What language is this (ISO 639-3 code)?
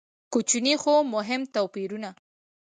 pus